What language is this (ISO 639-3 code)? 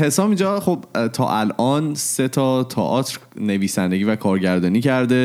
fas